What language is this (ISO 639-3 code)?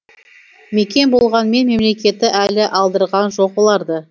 kaz